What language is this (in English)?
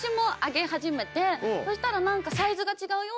Japanese